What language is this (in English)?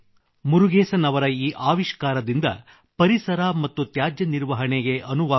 Kannada